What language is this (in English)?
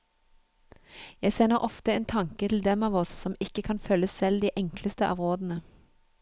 Norwegian